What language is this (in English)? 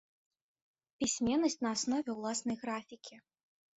Belarusian